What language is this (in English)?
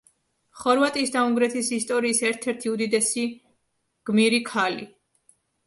Georgian